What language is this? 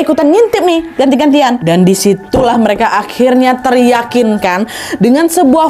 Indonesian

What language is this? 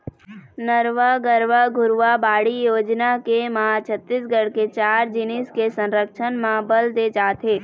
Chhattisgarhi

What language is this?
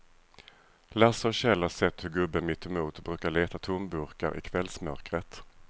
Swedish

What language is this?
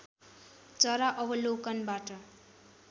Nepali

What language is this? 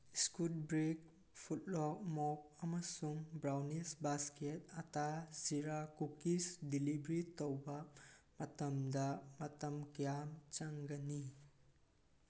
Manipuri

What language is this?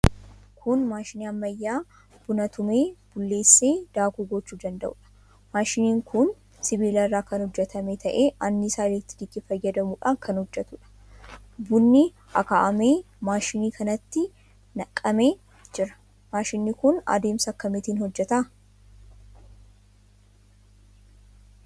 Oromo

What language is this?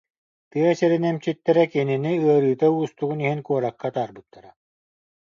Yakut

